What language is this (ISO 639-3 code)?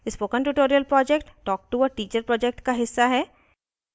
hin